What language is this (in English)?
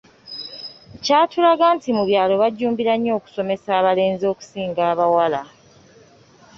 Ganda